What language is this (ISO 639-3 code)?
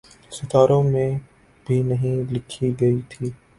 urd